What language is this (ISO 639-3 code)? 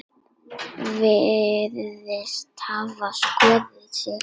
isl